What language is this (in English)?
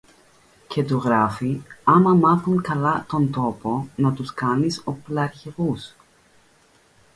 Greek